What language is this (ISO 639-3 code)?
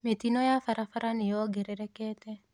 kik